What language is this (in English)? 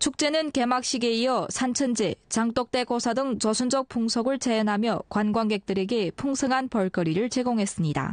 Korean